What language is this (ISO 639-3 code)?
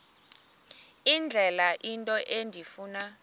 xho